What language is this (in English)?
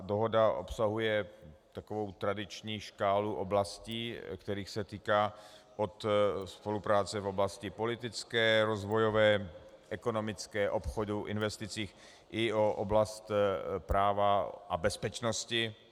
Czech